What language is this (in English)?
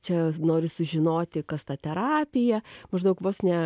Lithuanian